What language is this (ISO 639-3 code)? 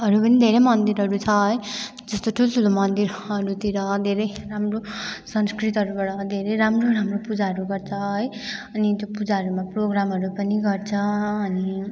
nep